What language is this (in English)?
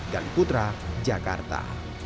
Indonesian